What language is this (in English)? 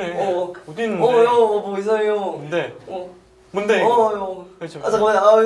Korean